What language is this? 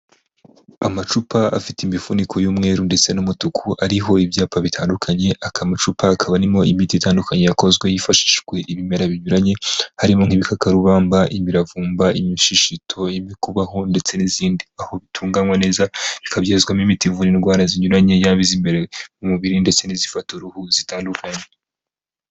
Kinyarwanda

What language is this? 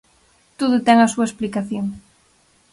Galician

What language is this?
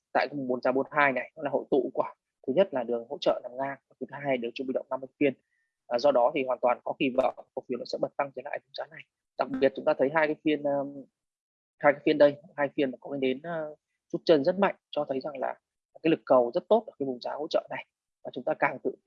Vietnamese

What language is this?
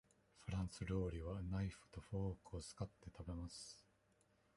Japanese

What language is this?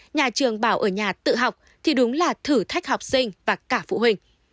Vietnamese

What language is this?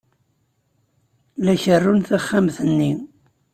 Kabyle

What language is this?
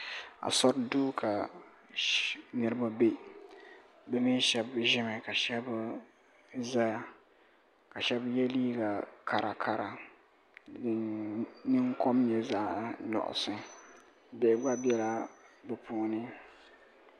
Dagbani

